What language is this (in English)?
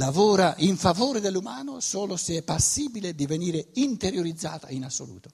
Italian